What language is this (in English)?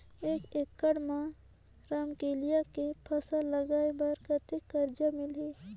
Chhattisgarhi